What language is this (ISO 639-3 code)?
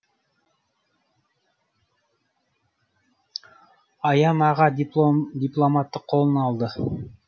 kaz